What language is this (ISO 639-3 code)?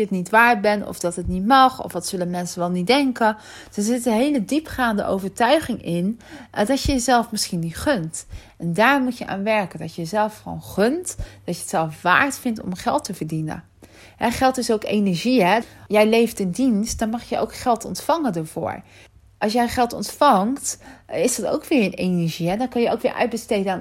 nld